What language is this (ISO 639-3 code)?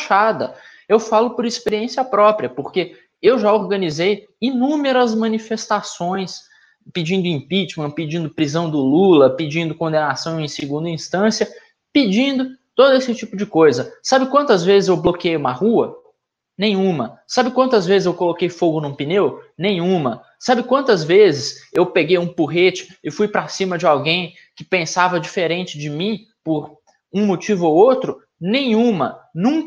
por